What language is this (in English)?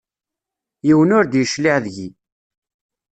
Kabyle